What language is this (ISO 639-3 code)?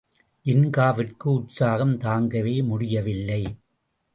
tam